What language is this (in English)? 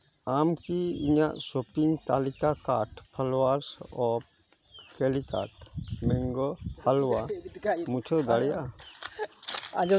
Santali